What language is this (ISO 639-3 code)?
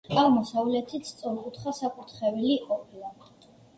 kat